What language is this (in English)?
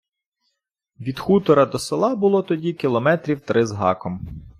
Ukrainian